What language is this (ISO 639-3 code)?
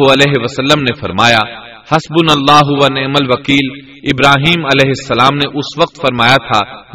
urd